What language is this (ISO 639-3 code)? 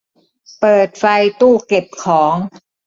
tha